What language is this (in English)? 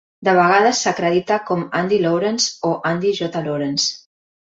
Catalan